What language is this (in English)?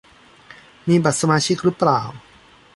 Thai